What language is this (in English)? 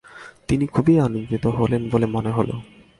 Bangla